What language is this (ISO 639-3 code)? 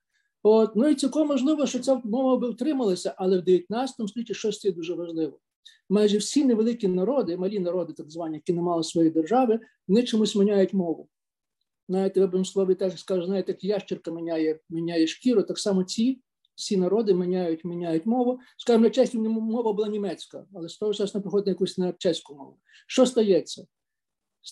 ukr